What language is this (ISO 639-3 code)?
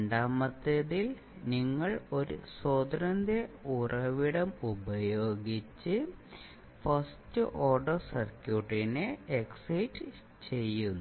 mal